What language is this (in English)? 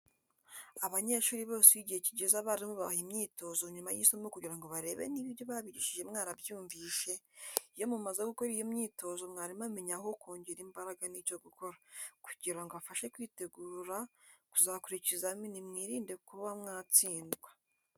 Kinyarwanda